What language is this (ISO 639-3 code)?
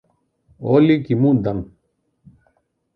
ell